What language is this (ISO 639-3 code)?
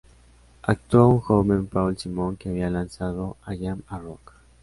spa